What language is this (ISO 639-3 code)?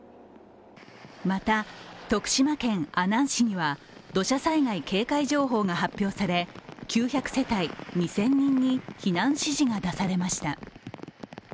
jpn